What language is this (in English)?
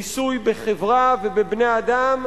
Hebrew